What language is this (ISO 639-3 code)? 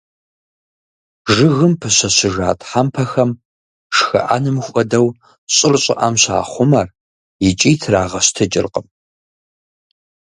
kbd